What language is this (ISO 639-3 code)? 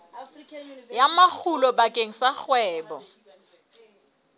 sot